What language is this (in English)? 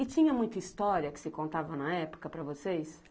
Portuguese